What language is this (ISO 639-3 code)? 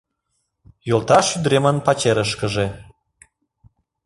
chm